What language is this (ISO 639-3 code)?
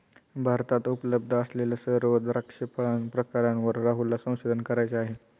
mar